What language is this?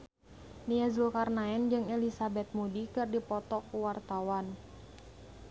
Sundanese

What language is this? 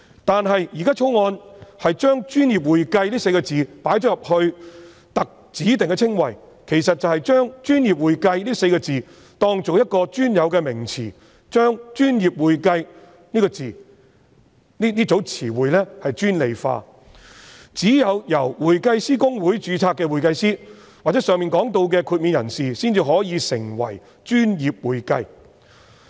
Cantonese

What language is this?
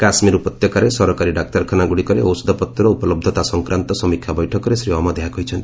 Odia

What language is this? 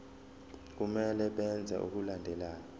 Zulu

